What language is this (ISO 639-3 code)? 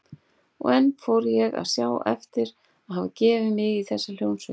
isl